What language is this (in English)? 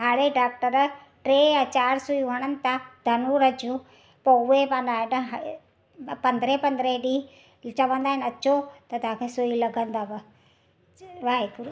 Sindhi